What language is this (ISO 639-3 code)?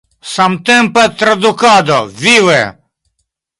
epo